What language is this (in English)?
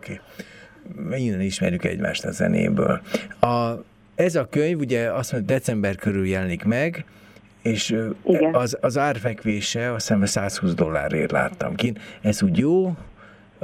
Hungarian